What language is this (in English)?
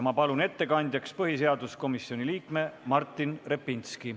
Estonian